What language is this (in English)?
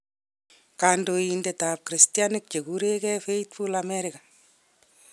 Kalenjin